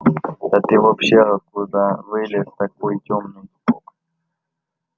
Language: Russian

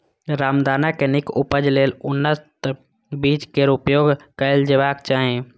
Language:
Maithili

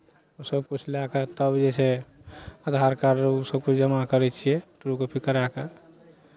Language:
Maithili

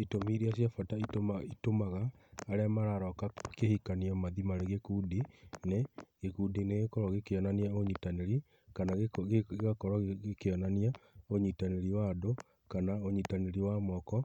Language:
Kikuyu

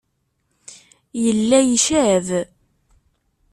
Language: Kabyle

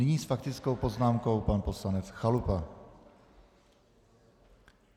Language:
Czech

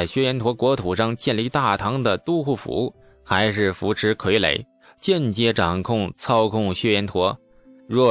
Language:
Chinese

